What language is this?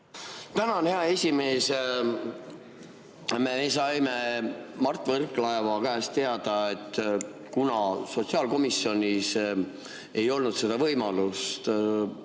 Estonian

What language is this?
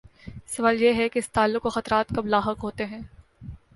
Urdu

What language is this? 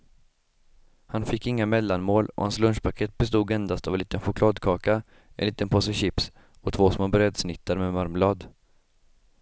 Swedish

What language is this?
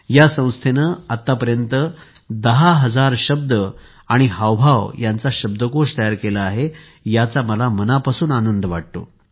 Marathi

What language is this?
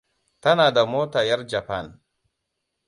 Hausa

